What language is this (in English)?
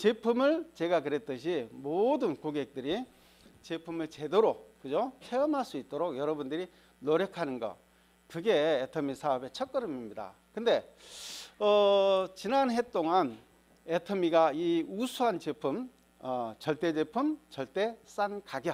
Korean